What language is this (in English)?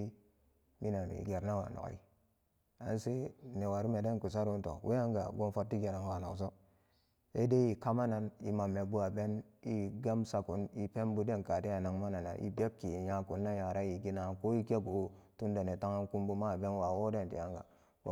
Samba Daka